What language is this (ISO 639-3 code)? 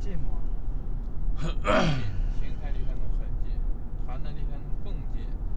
zho